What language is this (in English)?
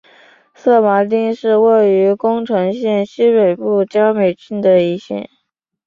Chinese